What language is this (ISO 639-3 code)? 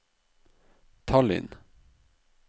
nor